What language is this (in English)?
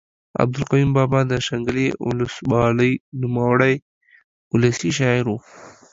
Pashto